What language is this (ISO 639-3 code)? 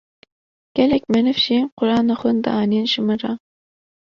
kur